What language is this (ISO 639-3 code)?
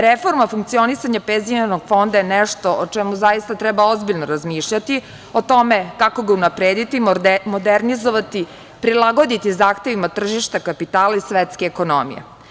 srp